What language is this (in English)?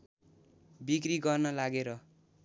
Nepali